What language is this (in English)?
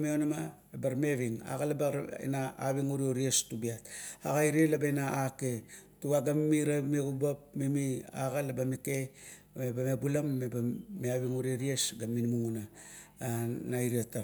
Kuot